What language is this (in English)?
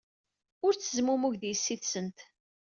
Kabyle